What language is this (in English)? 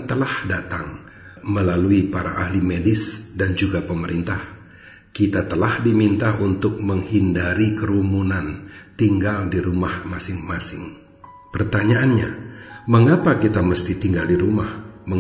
Indonesian